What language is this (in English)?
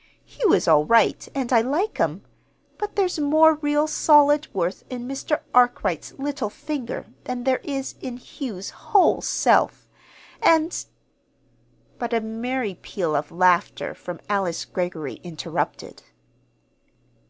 English